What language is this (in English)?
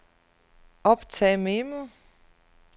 Danish